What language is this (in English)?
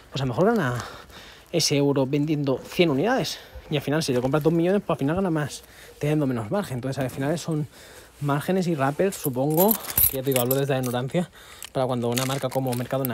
Spanish